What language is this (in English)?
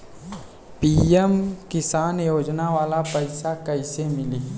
Bhojpuri